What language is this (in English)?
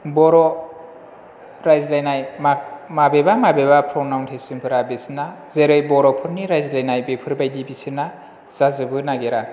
Bodo